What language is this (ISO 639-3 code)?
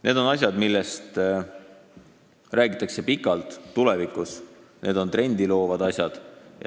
est